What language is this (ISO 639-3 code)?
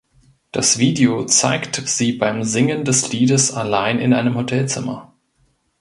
deu